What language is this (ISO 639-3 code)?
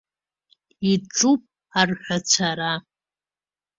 abk